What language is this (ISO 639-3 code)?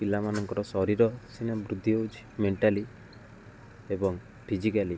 ori